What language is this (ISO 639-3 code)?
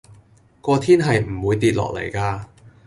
yue